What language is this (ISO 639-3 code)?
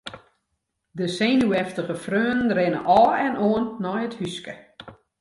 fry